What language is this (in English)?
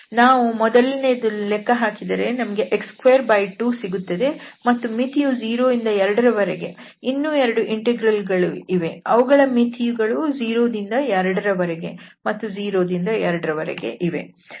Kannada